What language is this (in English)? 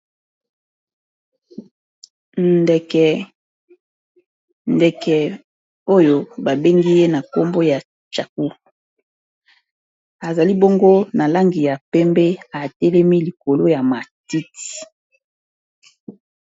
Lingala